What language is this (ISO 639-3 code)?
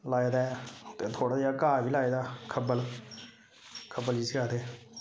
doi